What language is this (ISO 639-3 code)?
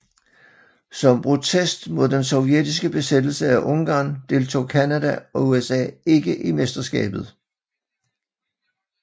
dan